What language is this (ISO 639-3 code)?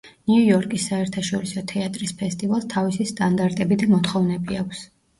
kat